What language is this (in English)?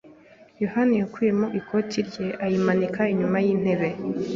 Kinyarwanda